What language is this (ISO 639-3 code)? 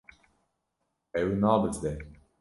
kur